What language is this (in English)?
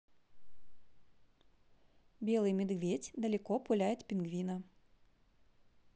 Russian